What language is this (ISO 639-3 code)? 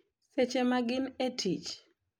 luo